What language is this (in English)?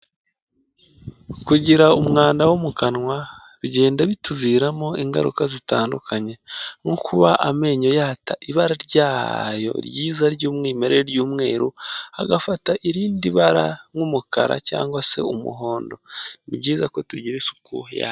Kinyarwanda